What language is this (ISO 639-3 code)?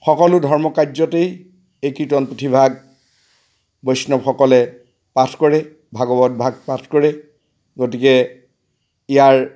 asm